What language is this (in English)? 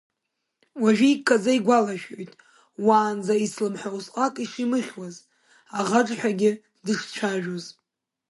Abkhazian